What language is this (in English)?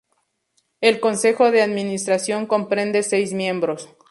Spanish